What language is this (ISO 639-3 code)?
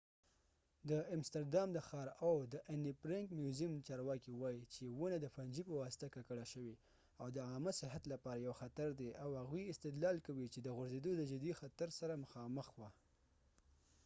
pus